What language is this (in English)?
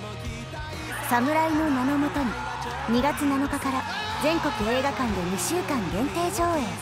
Japanese